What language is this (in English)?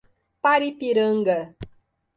Portuguese